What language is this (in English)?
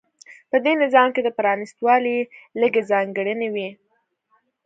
Pashto